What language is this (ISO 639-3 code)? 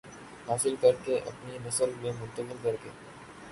urd